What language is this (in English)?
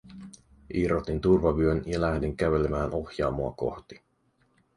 Finnish